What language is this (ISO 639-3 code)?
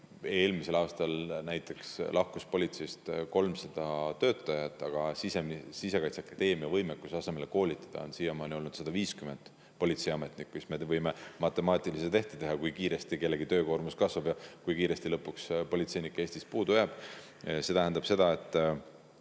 est